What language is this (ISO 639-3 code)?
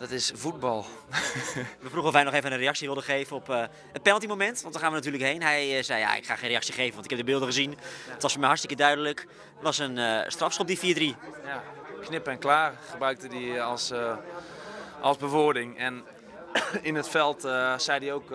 nld